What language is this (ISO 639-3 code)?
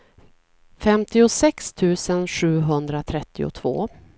swe